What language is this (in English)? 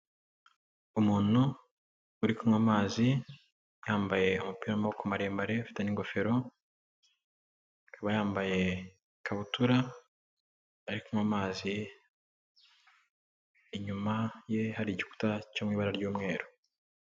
Kinyarwanda